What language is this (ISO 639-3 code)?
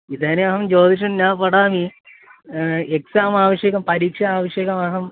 san